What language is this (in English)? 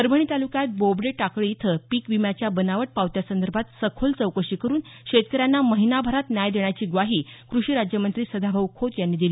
Marathi